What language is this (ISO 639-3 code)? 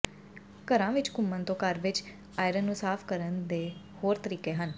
pan